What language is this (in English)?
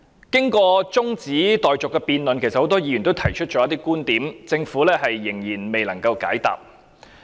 Cantonese